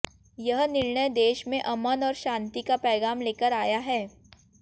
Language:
Hindi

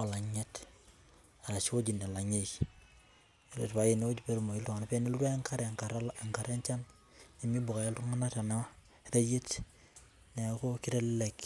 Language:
Masai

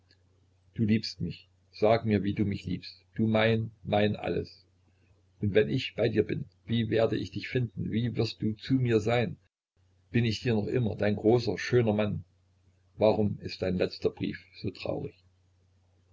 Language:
German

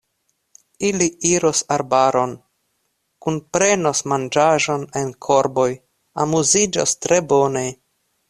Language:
Esperanto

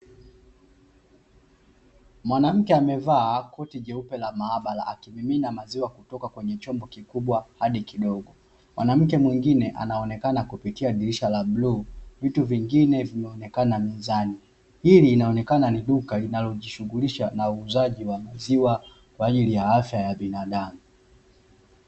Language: Swahili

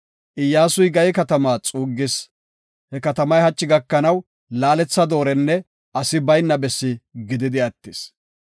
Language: Gofa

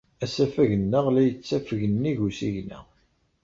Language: Kabyle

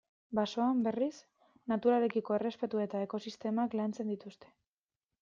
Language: Basque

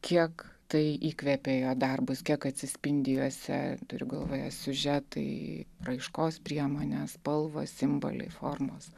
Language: Lithuanian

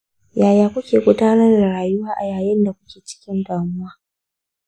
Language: Hausa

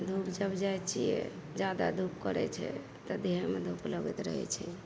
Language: Maithili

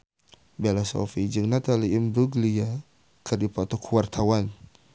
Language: Sundanese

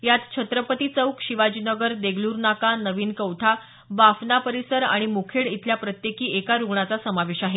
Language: Marathi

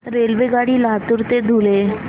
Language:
Marathi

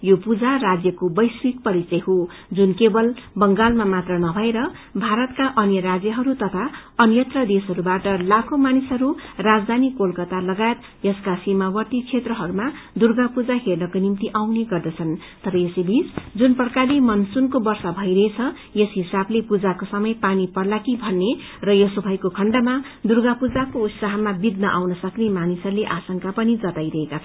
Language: Nepali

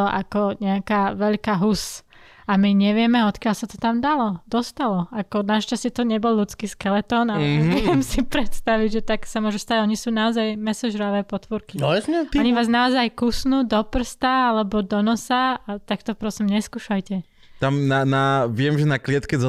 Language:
Slovak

